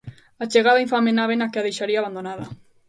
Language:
Galician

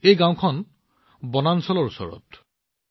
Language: Assamese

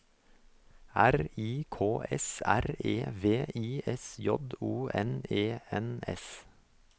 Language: Norwegian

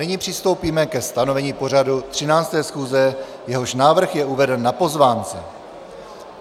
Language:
Czech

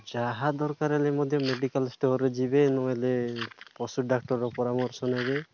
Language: Odia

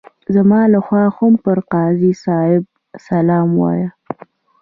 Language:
Pashto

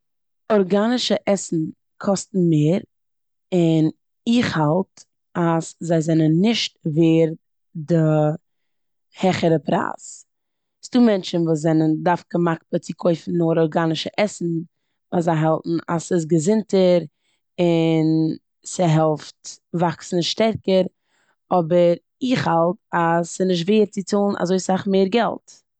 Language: Yiddish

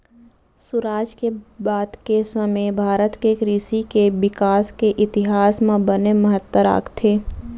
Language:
Chhattisgarhi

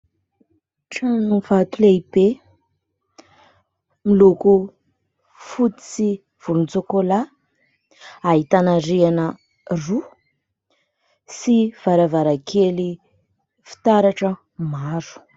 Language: Malagasy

